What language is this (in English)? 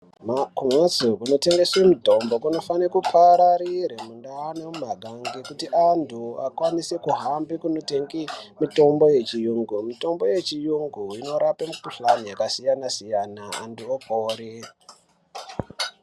Ndau